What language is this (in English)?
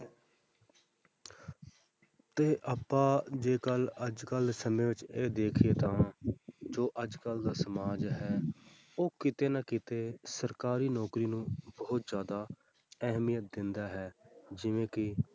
Punjabi